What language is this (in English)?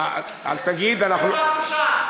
Hebrew